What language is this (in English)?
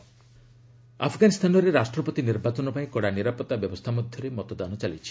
Odia